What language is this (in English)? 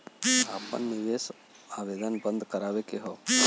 Bhojpuri